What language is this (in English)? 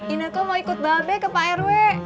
Indonesian